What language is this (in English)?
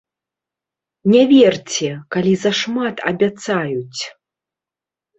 Belarusian